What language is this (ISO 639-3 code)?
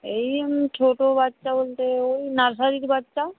ben